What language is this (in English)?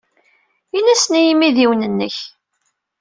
Kabyle